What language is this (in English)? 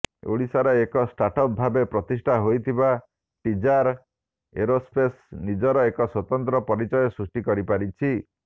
Odia